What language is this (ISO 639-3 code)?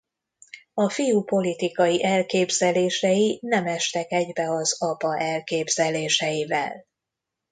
hun